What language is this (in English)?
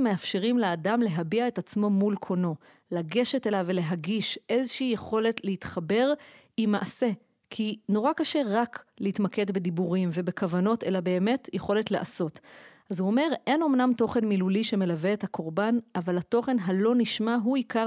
Hebrew